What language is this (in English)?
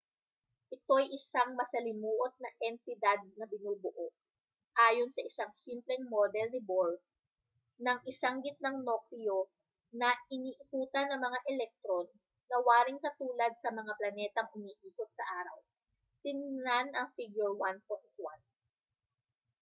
Filipino